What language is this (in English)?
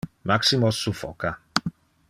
Interlingua